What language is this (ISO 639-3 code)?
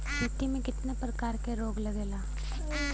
bho